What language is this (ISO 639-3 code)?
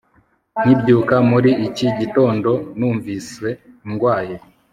kin